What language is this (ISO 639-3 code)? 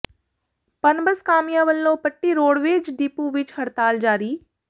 pan